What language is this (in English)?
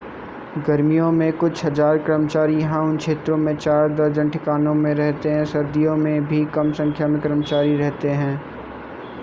Hindi